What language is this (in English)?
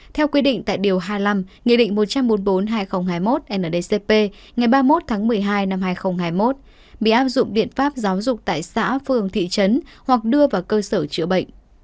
Vietnamese